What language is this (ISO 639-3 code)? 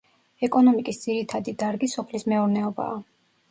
kat